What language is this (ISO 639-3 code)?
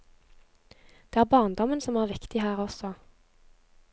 nor